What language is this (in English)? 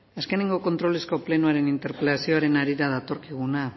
Basque